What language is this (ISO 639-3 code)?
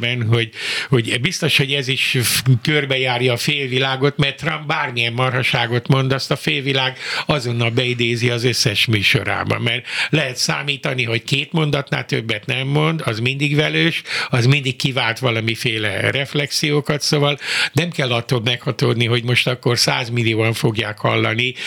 hun